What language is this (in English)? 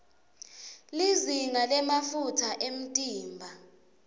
Swati